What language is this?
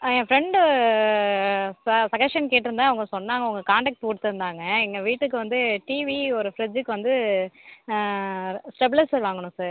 Tamil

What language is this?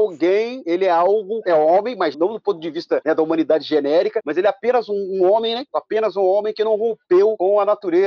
Portuguese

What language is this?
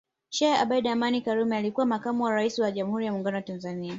Swahili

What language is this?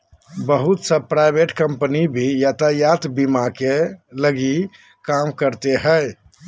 Magahi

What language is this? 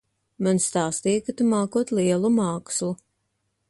Latvian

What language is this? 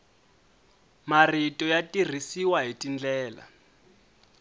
Tsonga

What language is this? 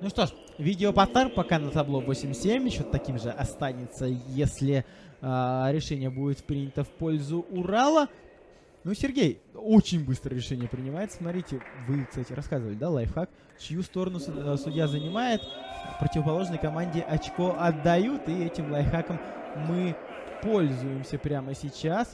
Russian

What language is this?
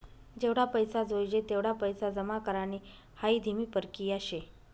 Marathi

